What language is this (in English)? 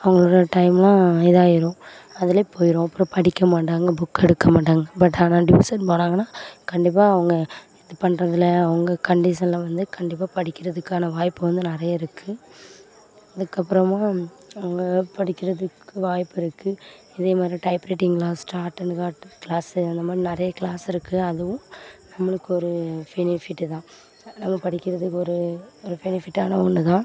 Tamil